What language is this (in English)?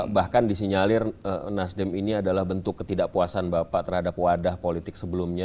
Indonesian